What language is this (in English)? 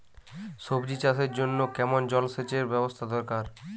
Bangla